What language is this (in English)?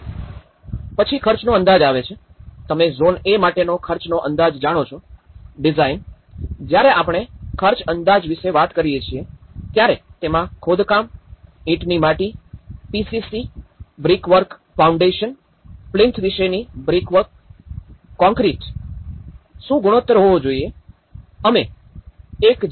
Gujarati